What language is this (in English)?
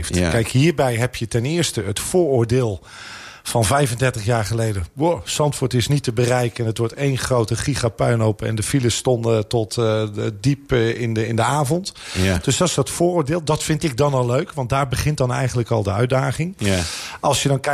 Dutch